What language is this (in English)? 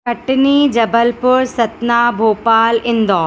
Sindhi